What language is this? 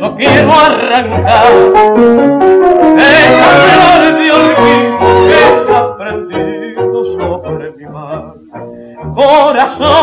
Spanish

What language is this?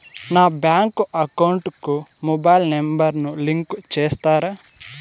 Telugu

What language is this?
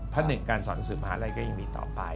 Thai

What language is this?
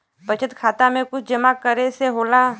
Bhojpuri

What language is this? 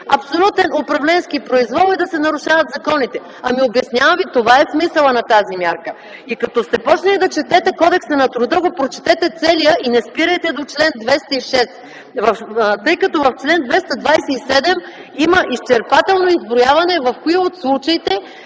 Bulgarian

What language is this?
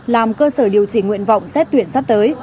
Vietnamese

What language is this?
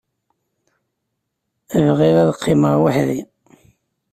Kabyle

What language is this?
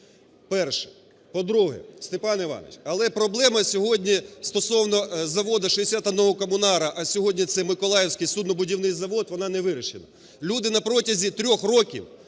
Ukrainian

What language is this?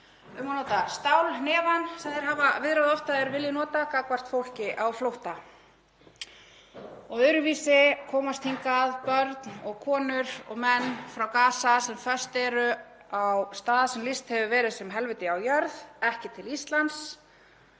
Icelandic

